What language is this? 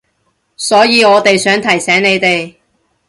Cantonese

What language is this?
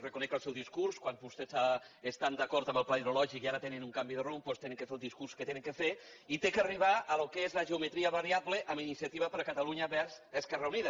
Catalan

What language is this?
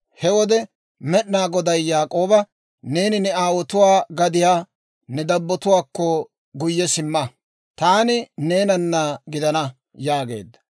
Dawro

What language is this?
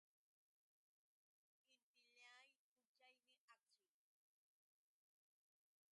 Yauyos Quechua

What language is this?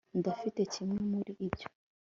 Kinyarwanda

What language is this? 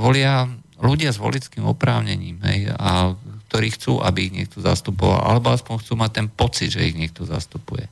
Slovak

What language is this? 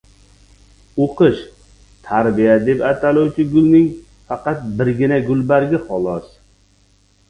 Uzbek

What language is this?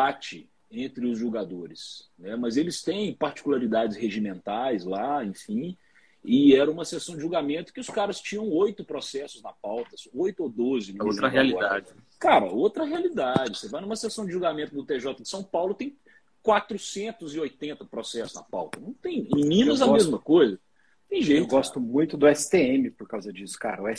Portuguese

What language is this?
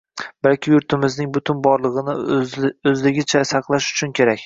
Uzbek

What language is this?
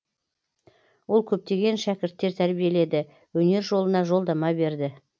Kazakh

